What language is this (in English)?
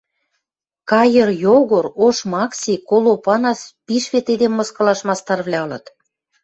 Western Mari